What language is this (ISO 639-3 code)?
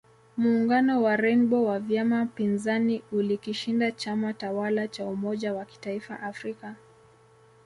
swa